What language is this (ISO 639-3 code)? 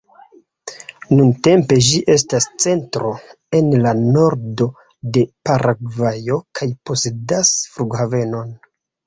epo